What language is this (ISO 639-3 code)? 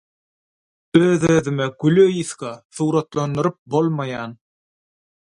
tuk